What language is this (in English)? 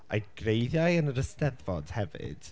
Welsh